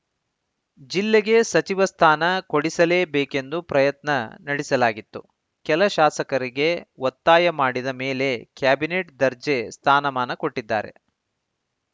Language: Kannada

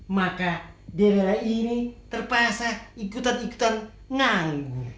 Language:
Indonesian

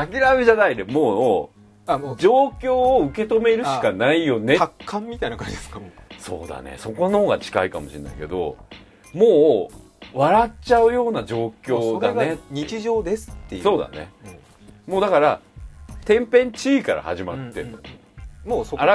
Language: Japanese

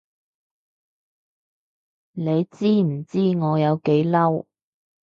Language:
Cantonese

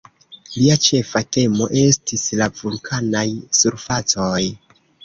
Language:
Esperanto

